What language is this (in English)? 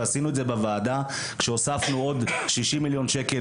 Hebrew